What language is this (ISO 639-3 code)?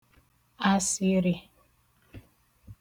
ibo